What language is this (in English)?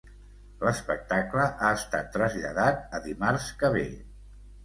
Catalan